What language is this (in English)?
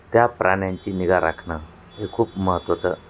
Marathi